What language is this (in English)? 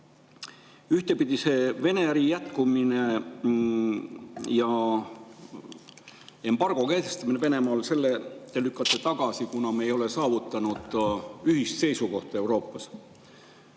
Estonian